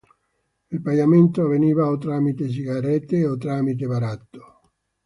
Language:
Italian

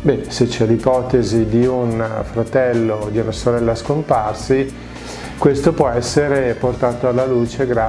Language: Italian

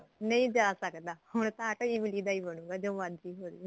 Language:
Punjabi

